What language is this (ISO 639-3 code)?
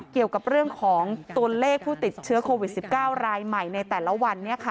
tha